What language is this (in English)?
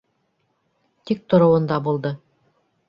Bashkir